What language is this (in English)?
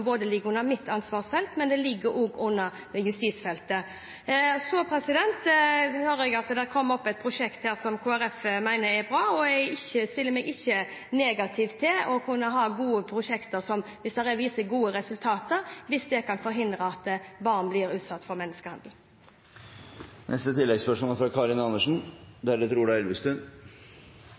Norwegian